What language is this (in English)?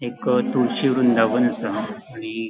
Konkani